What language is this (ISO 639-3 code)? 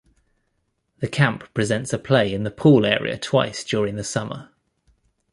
eng